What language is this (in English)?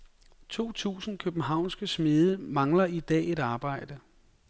Danish